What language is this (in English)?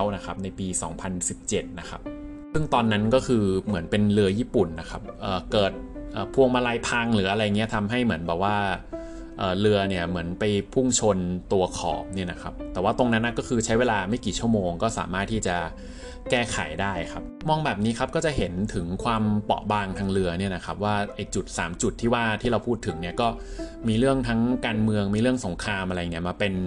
Thai